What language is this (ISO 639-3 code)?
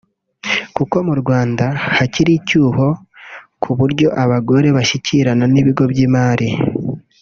kin